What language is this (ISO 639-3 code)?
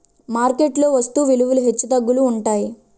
tel